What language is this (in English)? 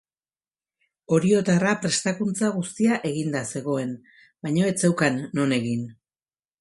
Basque